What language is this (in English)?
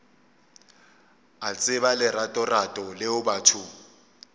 Northern Sotho